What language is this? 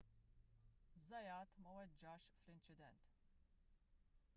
Maltese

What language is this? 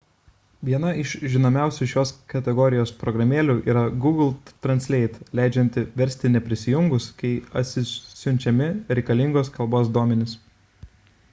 Lithuanian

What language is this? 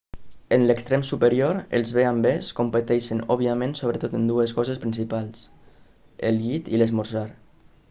Catalan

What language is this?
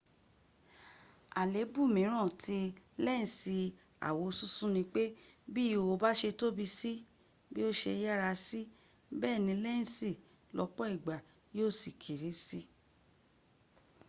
Yoruba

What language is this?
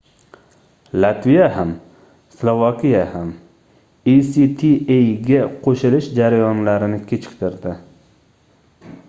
Uzbek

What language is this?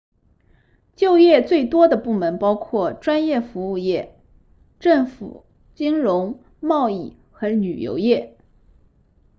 Chinese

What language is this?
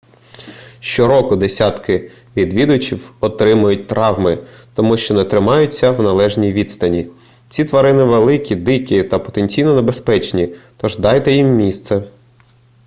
Ukrainian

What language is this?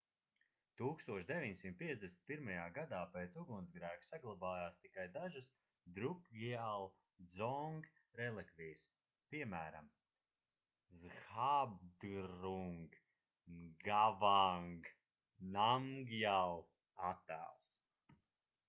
Latvian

